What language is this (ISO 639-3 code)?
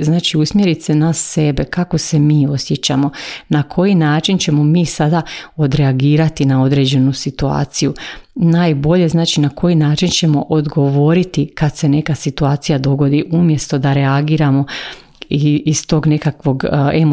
hrv